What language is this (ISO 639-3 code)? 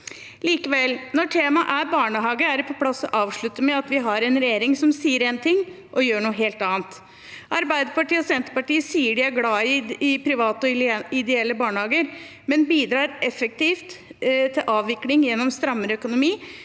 nor